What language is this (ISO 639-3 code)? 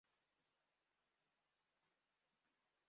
spa